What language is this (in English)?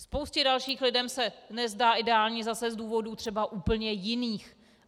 Czech